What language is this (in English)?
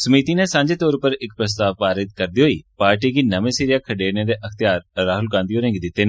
Dogri